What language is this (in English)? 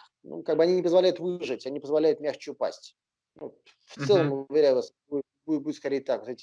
Russian